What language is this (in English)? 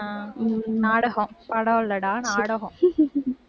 Tamil